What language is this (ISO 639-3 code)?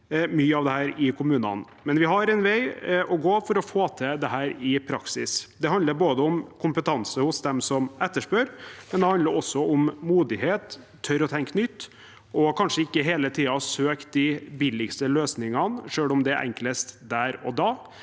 nor